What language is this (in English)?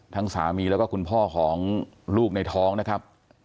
Thai